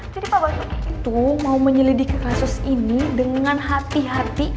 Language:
Indonesian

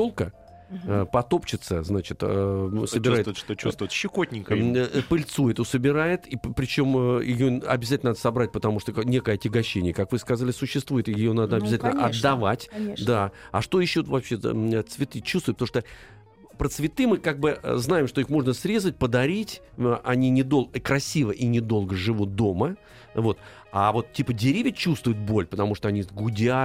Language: Russian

